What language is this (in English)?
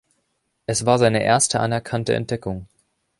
German